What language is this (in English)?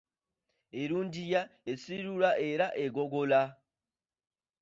Ganda